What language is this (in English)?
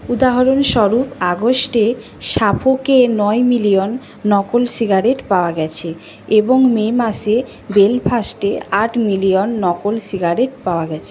Bangla